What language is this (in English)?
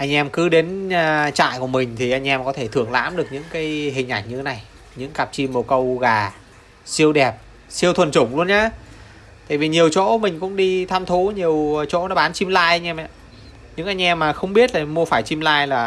Vietnamese